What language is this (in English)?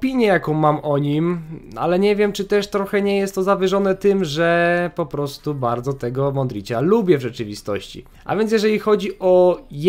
Polish